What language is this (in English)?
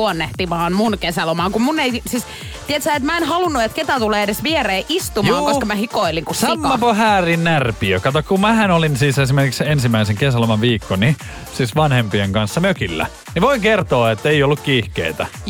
Finnish